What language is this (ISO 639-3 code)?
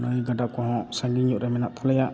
sat